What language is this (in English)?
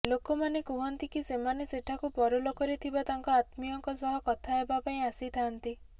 Odia